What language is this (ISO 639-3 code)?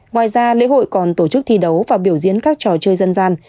vie